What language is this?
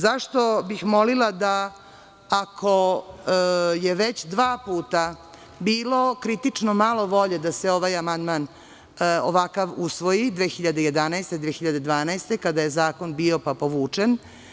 Serbian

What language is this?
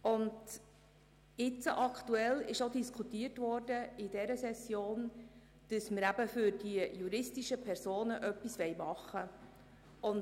Swiss German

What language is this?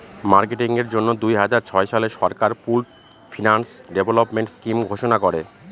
Bangla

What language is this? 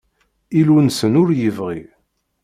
Kabyle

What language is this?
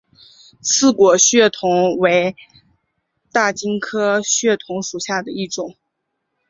Chinese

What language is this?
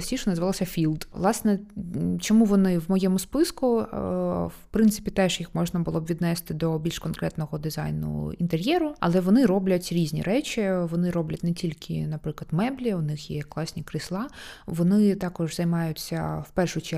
Ukrainian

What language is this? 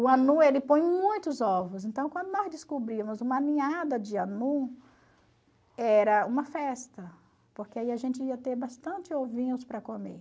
Portuguese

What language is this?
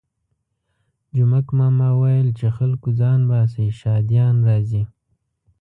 Pashto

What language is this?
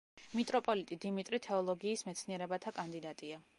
Georgian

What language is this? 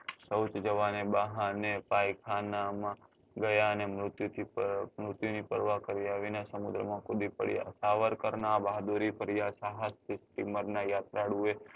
Gujarati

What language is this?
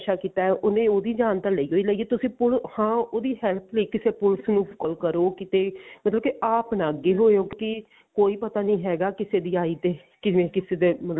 Punjabi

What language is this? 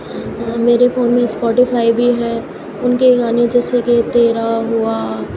Urdu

